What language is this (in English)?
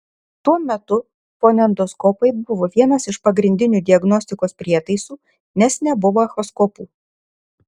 Lithuanian